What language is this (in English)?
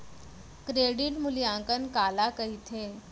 Chhattisgarhi